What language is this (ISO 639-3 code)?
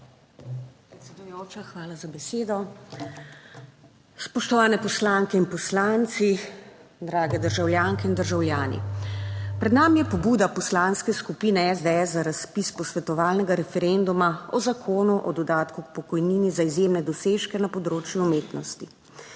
slv